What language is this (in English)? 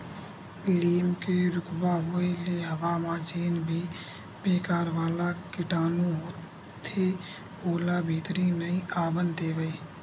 Chhattisgarhi